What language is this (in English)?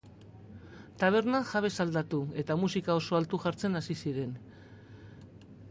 Basque